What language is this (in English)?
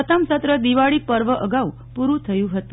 Gujarati